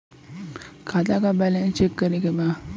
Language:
Bhojpuri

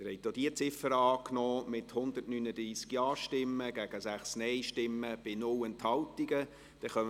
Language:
Swiss German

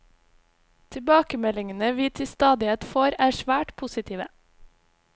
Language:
Norwegian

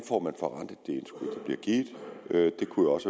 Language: Danish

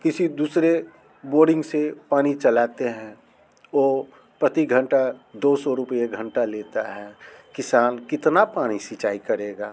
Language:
Hindi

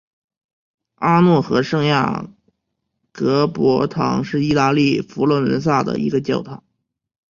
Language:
Chinese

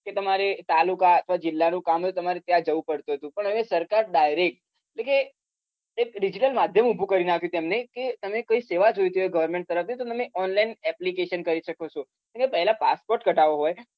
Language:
Gujarati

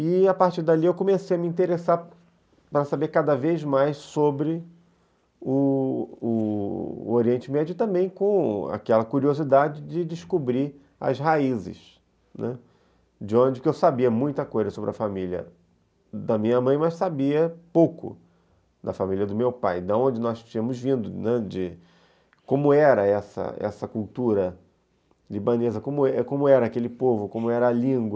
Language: Portuguese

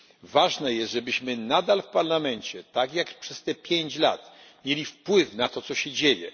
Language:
Polish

